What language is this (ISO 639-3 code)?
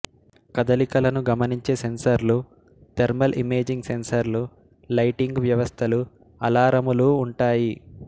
tel